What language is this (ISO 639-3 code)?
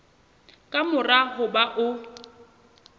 sot